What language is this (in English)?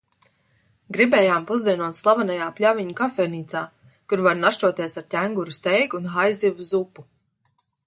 Latvian